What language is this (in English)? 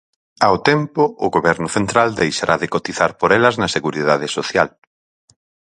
Galician